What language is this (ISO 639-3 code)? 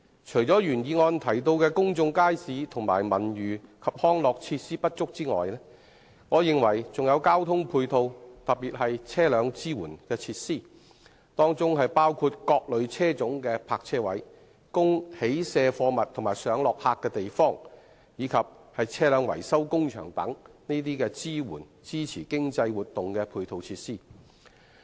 yue